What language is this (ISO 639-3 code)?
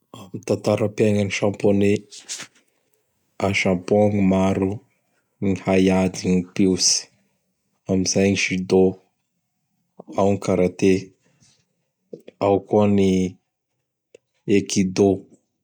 bhr